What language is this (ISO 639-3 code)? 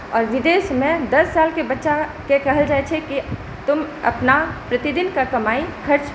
mai